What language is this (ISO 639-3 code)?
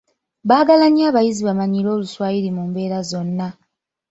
lug